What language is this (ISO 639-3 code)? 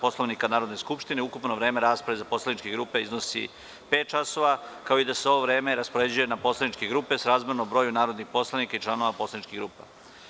srp